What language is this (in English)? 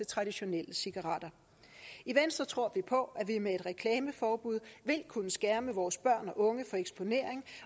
Danish